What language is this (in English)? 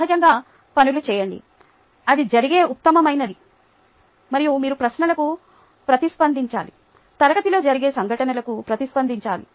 Telugu